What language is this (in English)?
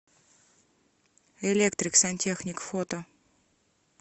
Russian